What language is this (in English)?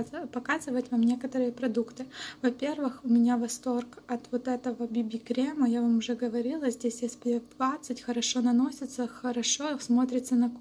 Russian